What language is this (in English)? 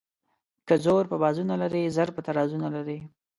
Pashto